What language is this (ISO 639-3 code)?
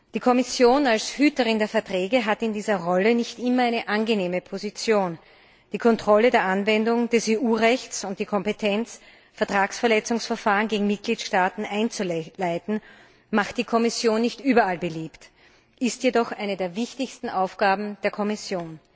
deu